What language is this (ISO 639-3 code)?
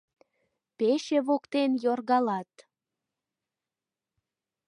chm